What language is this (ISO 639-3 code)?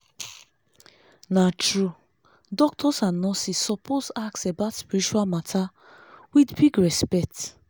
pcm